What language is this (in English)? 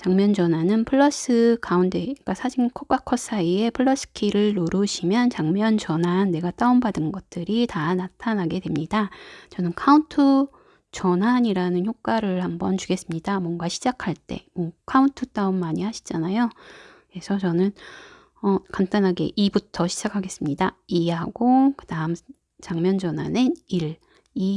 Korean